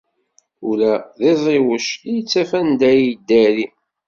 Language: Kabyle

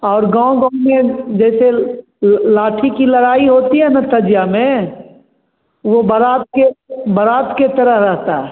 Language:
Hindi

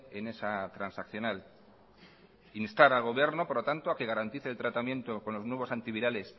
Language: Spanish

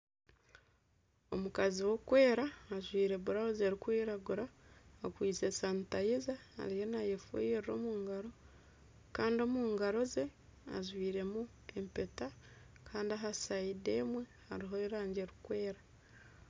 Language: Nyankole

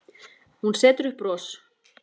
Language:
Icelandic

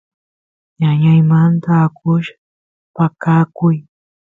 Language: Santiago del Estero Quichua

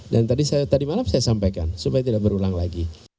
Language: Indonesian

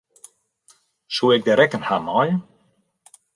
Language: Western Frisian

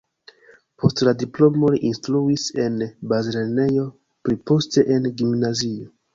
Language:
Esperanto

